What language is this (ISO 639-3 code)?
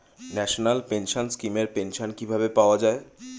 ben